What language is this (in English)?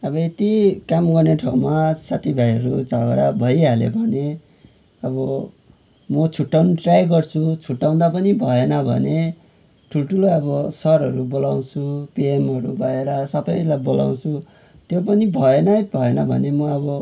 Nepali